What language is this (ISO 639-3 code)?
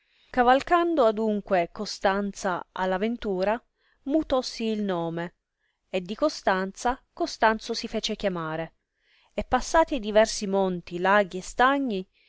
ita